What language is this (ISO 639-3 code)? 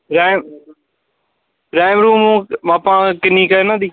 pan